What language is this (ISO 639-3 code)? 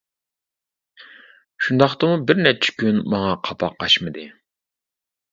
uig